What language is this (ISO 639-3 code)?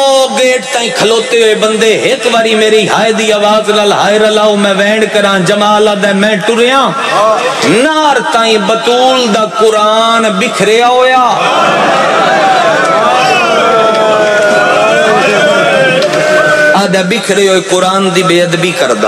ara